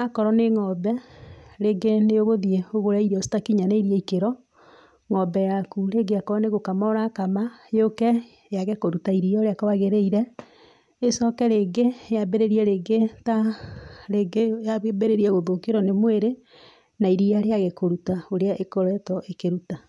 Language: Kikuyu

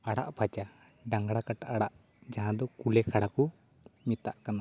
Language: Santali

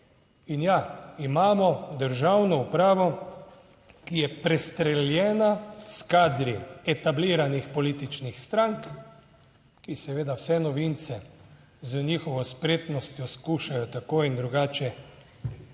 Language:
Slovenian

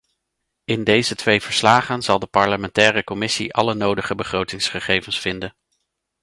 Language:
Dutch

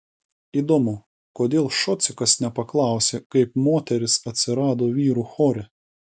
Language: Lithuanian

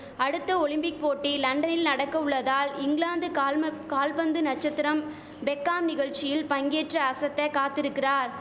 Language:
Tamil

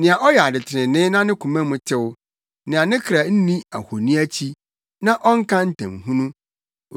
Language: Akan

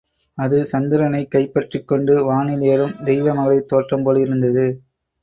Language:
Tamil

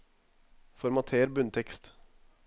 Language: Norwegian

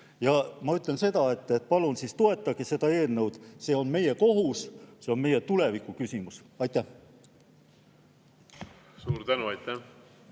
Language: Estonian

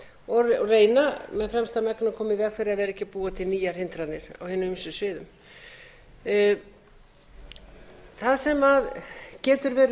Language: Icelandic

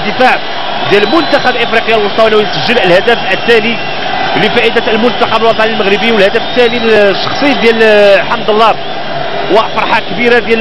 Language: Arabic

